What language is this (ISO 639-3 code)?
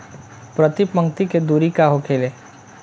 bho